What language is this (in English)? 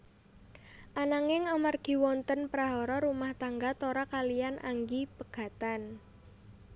Javanese